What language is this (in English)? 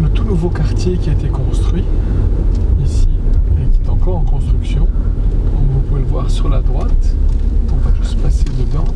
French